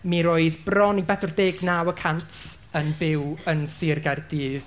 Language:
Welsh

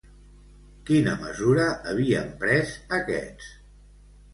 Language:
Catalan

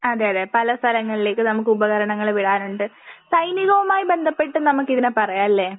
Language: Malayalam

